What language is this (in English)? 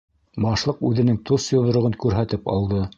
Bashkir